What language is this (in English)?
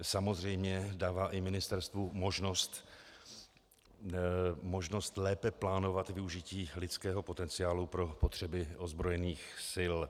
Czech